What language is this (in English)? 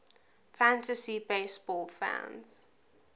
English